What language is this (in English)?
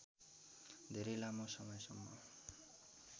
Nepali